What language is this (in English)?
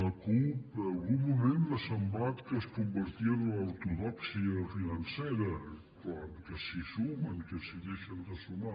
Catalan